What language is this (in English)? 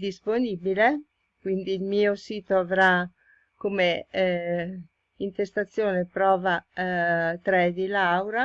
Italian